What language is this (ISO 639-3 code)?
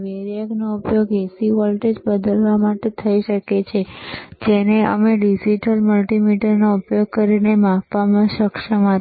guj